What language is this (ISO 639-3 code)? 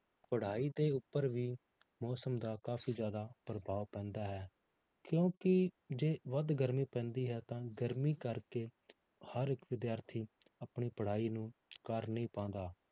pan